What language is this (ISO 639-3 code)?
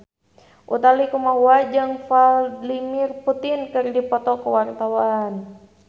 sun